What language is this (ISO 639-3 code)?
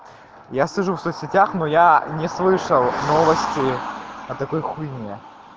rus